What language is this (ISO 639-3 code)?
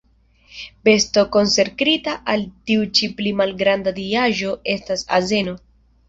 epo